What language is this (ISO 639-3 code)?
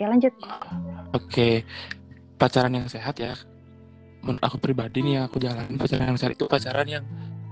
ind